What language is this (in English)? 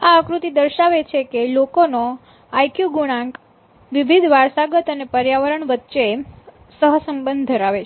Gujarati